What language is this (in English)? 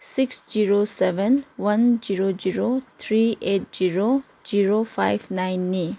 Manipuri